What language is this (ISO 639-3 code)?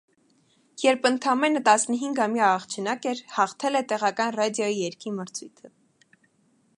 hye